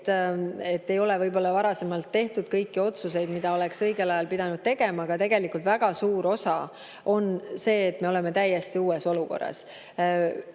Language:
Estonian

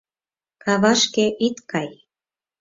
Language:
Mari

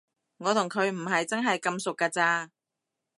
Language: Cantonese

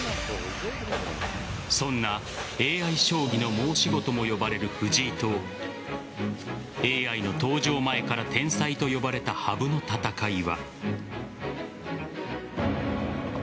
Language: Japanese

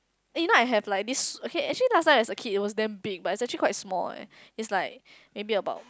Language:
English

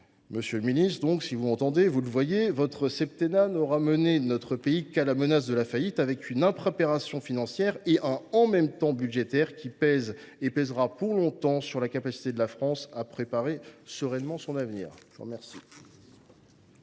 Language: French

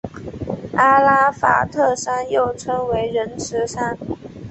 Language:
Chinese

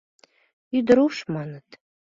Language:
Mari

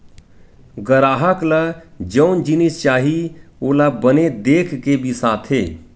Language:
Chhattisgarhi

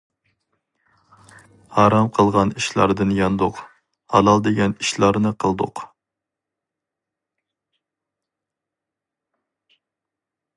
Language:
Uyghur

